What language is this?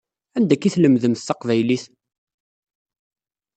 Kabyle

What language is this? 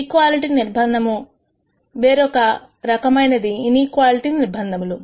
Telugu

